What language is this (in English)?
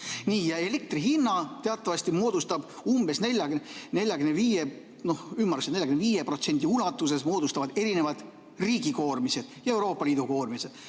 Estonian